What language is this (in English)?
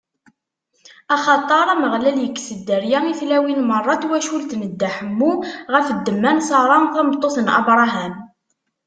Kabyle